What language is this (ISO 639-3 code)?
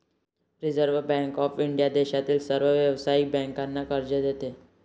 mar